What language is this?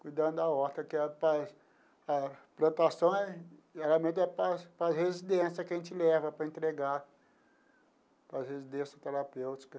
Portuguese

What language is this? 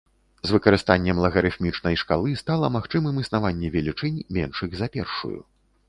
Belarusian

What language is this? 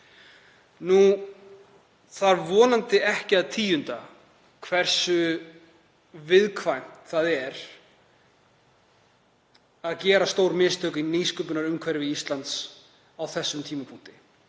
Icelandic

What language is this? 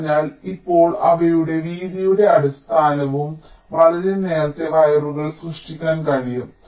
Malayalam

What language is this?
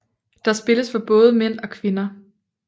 Danish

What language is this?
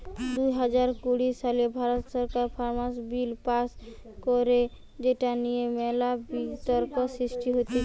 Bangla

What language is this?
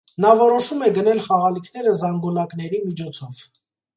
Armenian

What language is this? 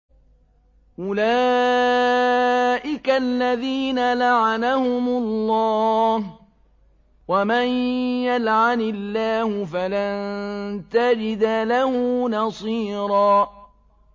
Arabic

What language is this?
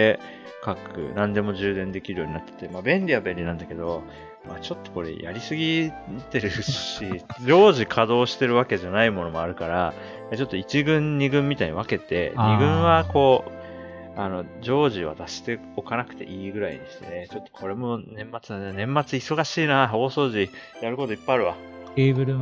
Japanese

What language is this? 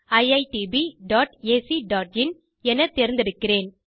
Tamil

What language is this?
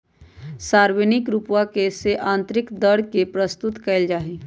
Magahi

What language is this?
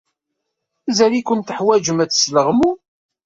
Kabyle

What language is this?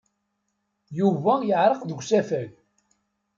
Kabyle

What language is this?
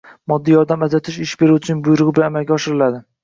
Uzbek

